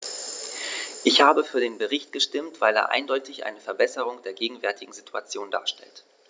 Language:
German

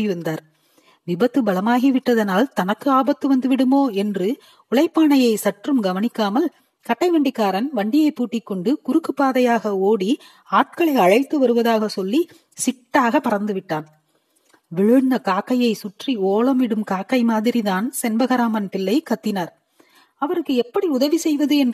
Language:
Tamil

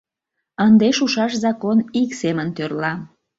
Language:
Mari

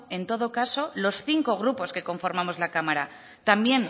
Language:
Spanish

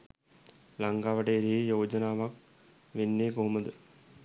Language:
Sinhala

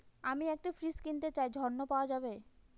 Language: Bangla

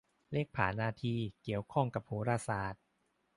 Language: Thai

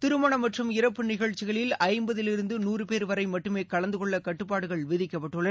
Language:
Tamil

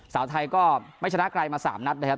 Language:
Thai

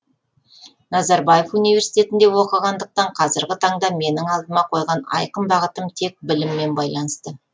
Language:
Kazakh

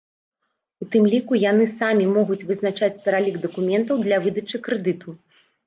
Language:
Belarusian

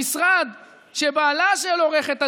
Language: Hebrew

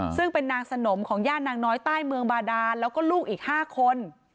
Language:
Thai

